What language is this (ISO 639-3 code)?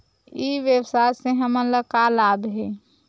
hne